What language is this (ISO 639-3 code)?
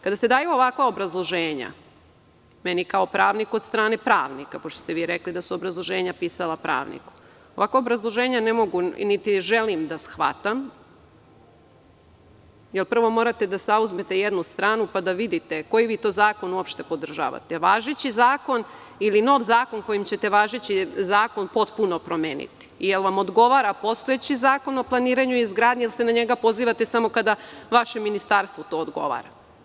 srp